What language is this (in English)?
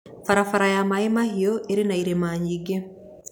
Kikuyu